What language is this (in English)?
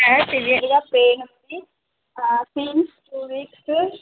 Telugu